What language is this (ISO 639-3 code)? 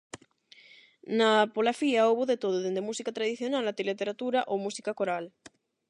glg